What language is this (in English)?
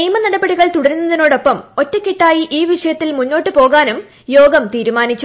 Malayalam